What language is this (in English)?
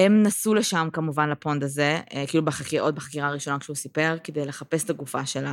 Hebrew